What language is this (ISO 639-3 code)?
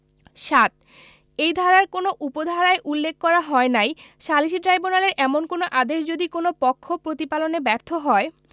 ben